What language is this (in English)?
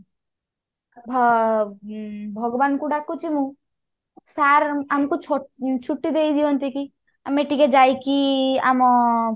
Odia